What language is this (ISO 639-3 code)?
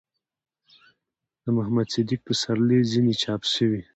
pus